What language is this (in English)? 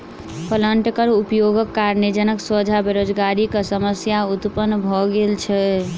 Maithili